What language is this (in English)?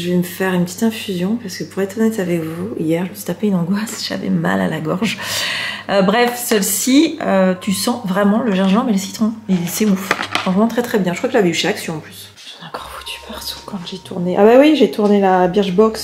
French